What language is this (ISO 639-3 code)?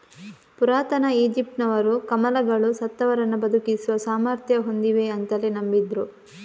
kan